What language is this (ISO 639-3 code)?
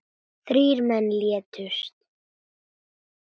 isl